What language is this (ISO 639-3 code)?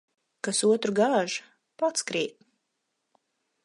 lav